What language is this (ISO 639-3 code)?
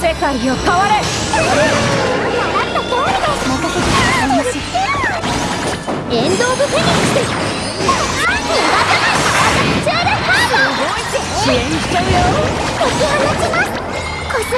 jpn